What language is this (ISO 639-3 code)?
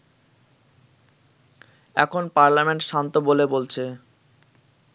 ben